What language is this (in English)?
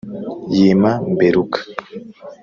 Kinyarwanda